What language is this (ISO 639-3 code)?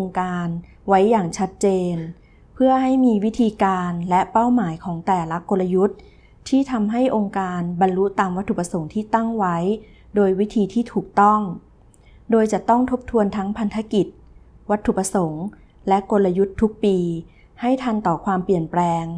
tha